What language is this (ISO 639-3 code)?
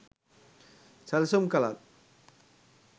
sin